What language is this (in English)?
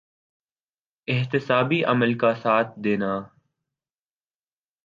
Urdu